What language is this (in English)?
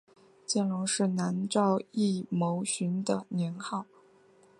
Chinese